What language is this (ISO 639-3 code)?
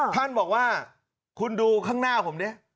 tha